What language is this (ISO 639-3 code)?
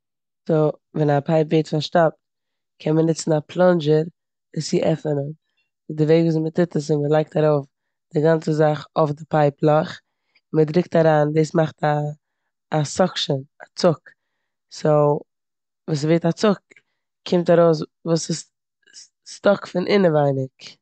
yid